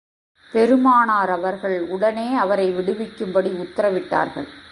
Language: Tamil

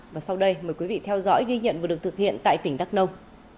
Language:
Vietnamese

